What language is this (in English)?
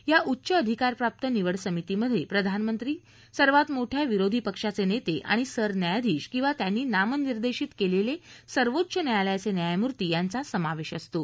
Marathi